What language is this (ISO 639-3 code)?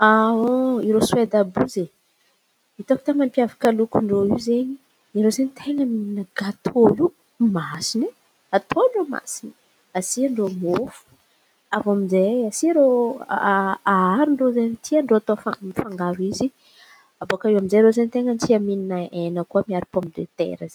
xmv